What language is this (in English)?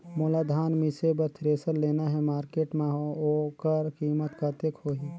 Chhattisgarhi